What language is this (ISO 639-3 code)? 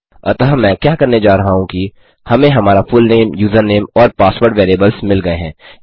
hin